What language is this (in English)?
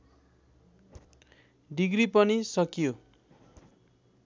Nepali